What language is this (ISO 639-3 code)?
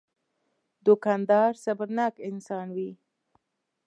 pus